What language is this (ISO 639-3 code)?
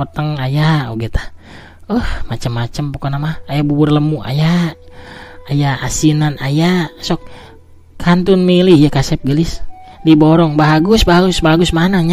ind